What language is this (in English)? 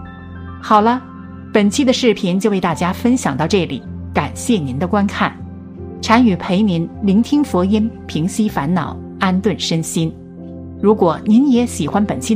Chinese